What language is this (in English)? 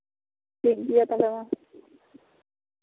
Santali